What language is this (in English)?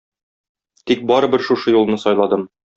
Tatar